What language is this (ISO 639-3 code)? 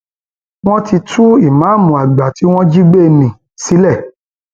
yor